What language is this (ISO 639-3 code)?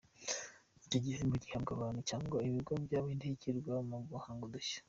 kin